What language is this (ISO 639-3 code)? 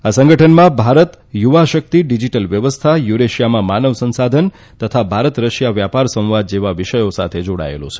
guj